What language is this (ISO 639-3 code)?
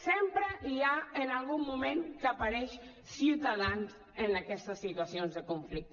cat